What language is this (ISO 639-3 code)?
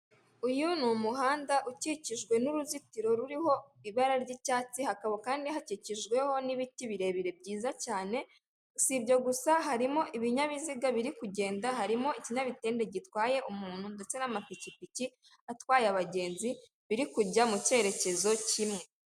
kin